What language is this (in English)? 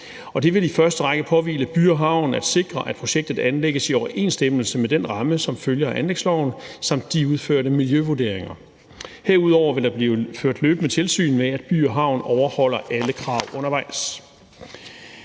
Danish